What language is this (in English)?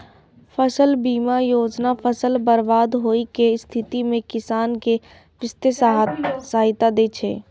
Maithili